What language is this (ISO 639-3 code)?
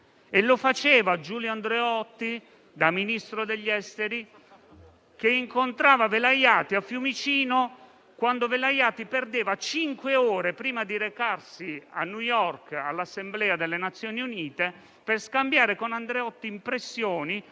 ita